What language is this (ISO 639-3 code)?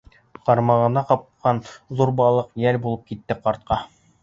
bak